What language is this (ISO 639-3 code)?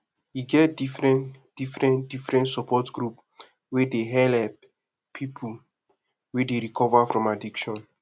pcm